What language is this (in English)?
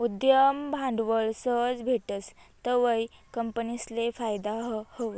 Marathi